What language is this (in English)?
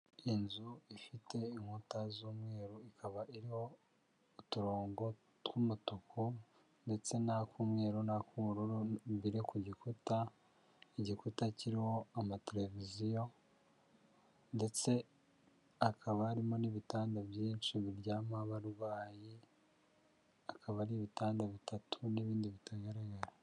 Kinyarwanda